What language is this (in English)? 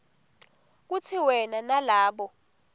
Swati